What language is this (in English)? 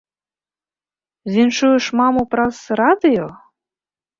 Belarusian